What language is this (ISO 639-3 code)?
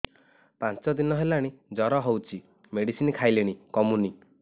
ori